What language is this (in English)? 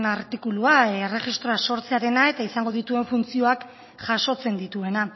Basque